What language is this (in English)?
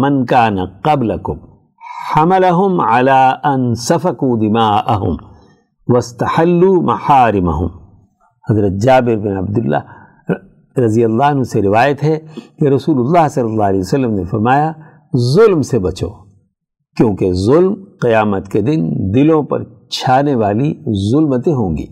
Urdu